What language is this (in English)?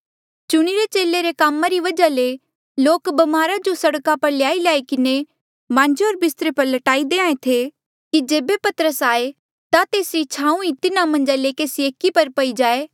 Mandeali